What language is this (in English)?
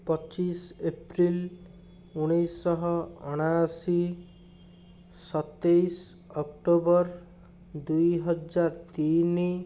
Odia